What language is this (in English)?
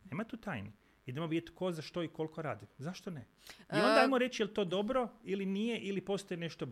Croatian